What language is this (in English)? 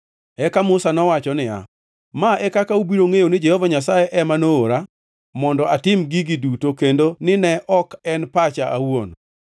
Luo (Kenya and Tanzania)